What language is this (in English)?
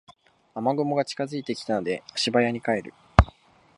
Japanese